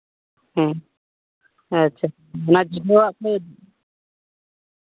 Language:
Santali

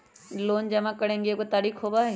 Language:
Magahi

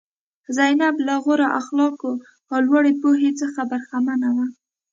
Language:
Pashto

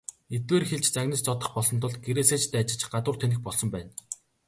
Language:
Mongolian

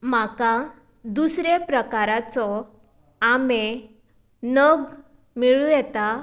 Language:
Konkani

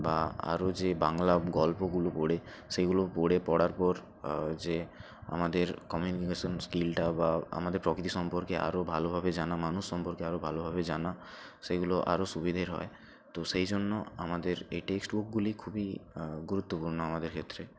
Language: Bangla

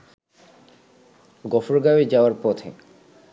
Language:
Bangla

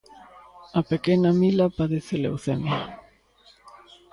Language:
Galician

